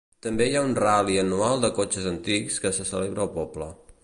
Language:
Catalan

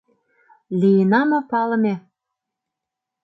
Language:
Mari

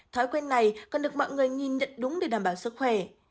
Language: Vietnamese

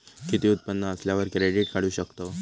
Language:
Marathi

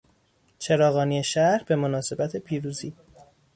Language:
Persian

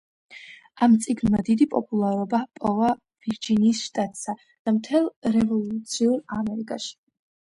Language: Georgian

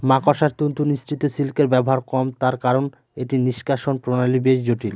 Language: Bangla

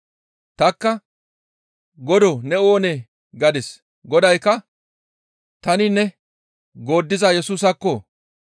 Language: Gamo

